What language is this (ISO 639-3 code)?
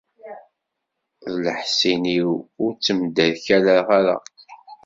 kab